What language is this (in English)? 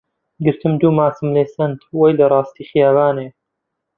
Central Kurdish